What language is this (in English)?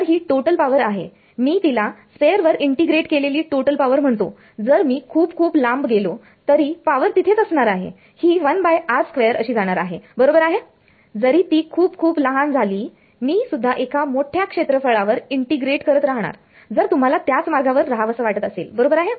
Marathi